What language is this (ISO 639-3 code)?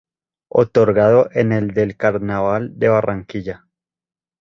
spa